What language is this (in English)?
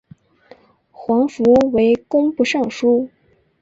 Chinese